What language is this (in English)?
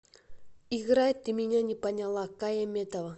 Russian